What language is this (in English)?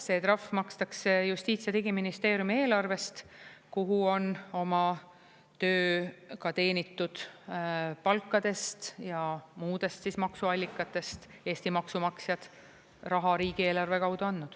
Estonian